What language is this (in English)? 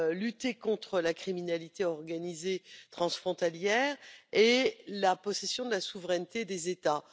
French